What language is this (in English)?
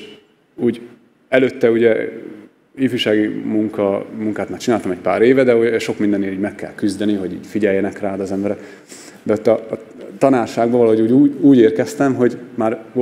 Hungarian